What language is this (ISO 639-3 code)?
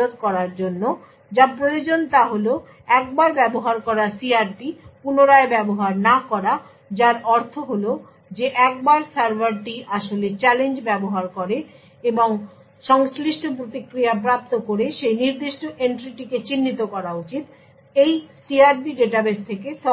ben